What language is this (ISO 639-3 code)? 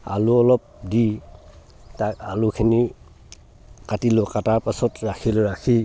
asm